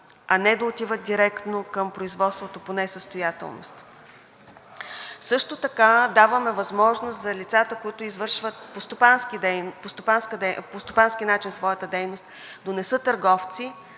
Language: Bulgarian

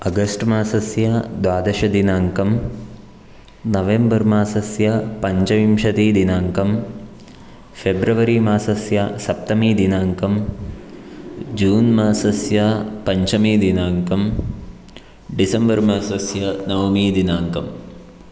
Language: Sanskrit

